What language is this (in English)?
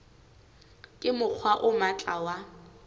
Southern Sotho